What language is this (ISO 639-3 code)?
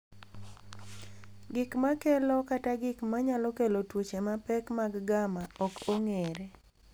luo